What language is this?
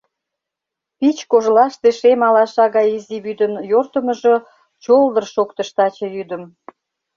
Mari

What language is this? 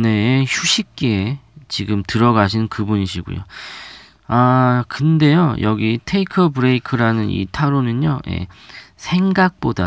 Korean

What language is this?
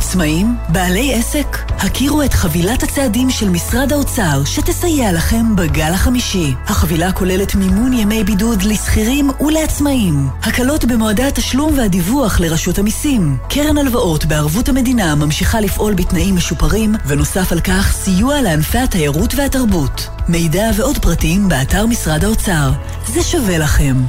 Hebrew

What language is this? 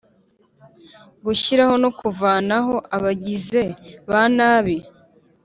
Kinyarwanda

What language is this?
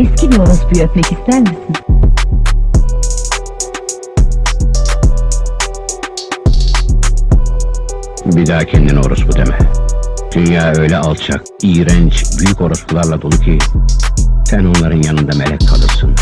Turkish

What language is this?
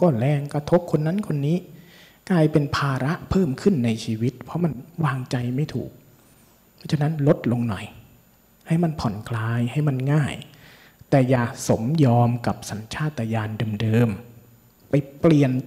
Thai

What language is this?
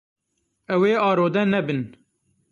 Kurdish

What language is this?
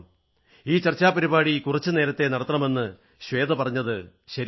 Malayalam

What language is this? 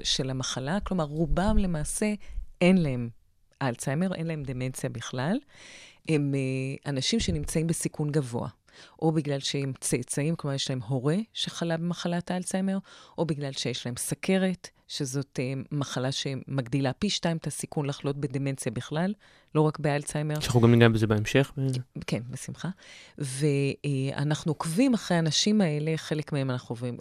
Hebrew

